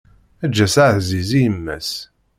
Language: Kabyle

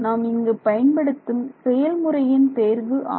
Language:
Tamil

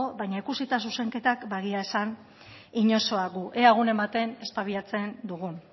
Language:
Basque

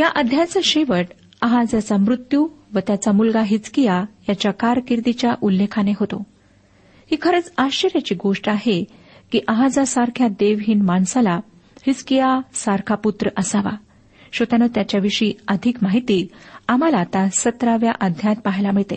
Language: Marathi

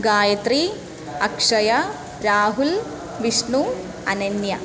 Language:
Sanskrit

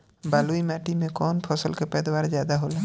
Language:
Bhojpuri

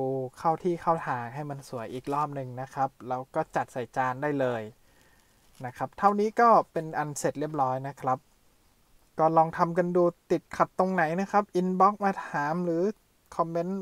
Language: Thai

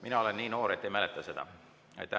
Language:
Estonian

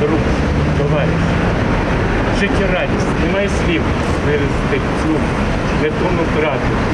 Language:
Ukrainian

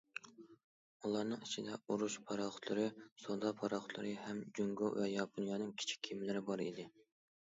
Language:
Uyghur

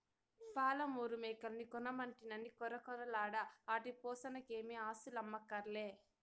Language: Telugu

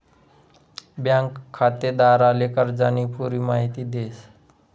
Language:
Marathi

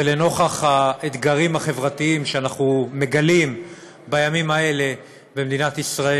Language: Hebrew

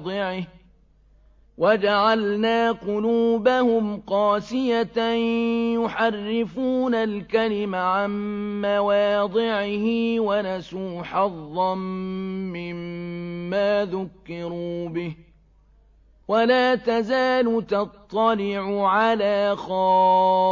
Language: Arabic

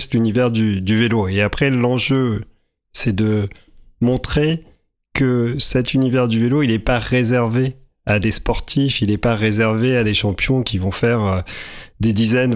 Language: French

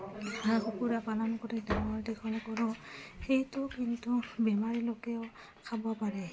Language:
Assamese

